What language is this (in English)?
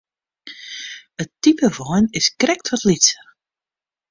Western Frisian